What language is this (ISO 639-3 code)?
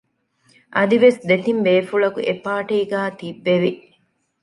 div